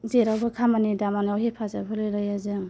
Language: Bodo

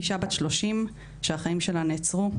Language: Hebrew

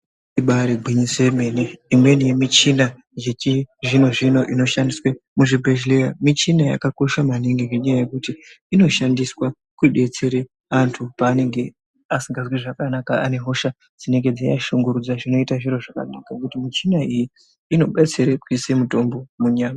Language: Ndau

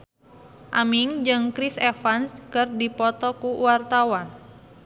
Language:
Sundanese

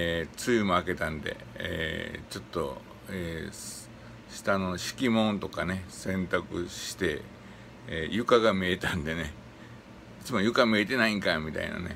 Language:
Japanese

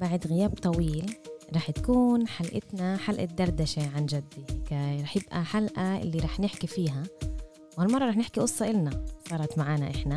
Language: Arabic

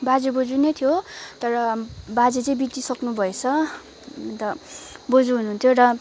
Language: Nepali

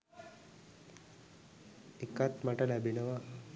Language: Sinhala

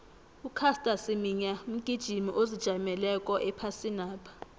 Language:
South Ndebele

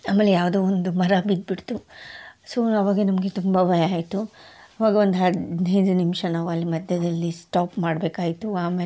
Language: Kannada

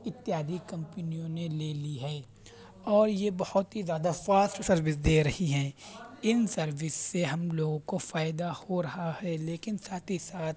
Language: Urdu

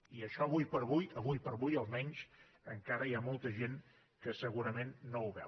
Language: Catalan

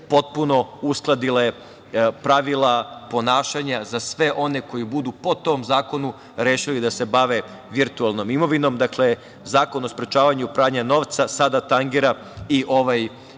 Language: Serbian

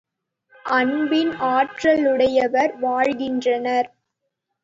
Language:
Tamil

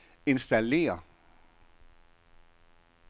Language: Danish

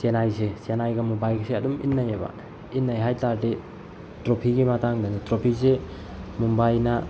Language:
Manipuri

